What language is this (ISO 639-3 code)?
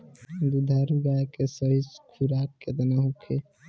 bho